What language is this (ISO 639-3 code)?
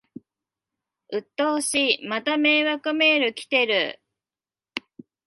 jpn